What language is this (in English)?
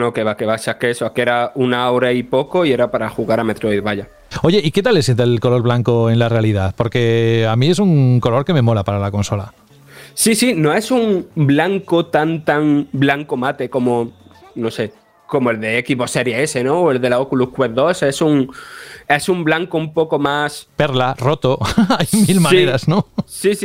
Spanish